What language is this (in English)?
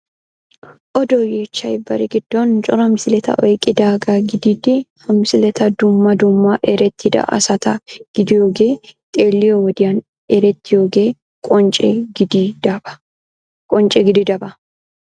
Wolaytta